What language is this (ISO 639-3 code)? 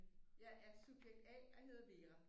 dan